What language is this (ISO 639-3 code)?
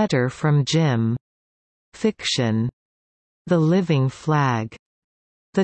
eng